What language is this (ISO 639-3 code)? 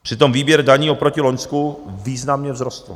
ces